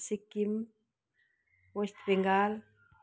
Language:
Nepali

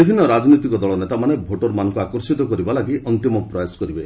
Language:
Odia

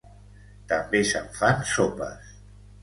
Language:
Catalan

